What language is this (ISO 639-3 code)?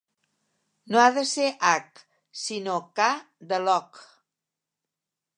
cat